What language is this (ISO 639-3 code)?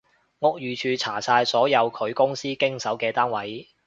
yue